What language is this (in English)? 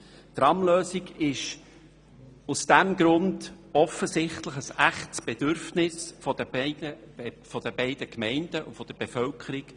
Swiss German